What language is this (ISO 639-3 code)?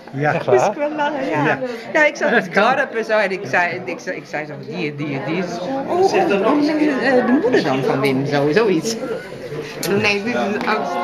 nld